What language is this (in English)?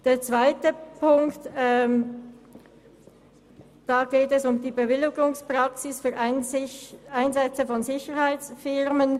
Swiss German